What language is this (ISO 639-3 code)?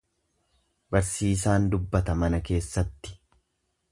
orm